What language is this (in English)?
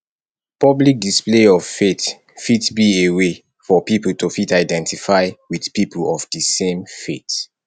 Nigerian Pidgin